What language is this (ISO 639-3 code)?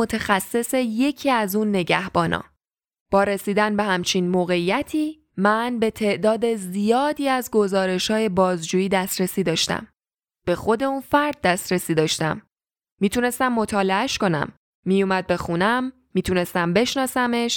fas